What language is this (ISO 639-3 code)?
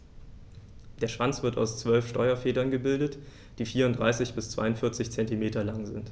deu